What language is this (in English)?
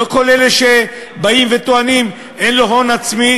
Hebrew